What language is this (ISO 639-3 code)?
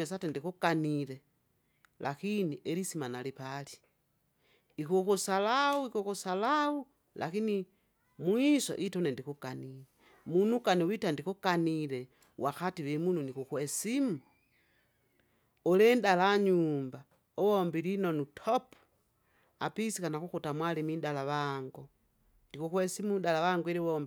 zga